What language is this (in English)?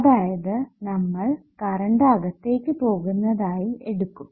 Malayalam